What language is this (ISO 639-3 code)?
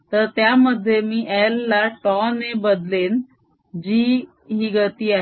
mar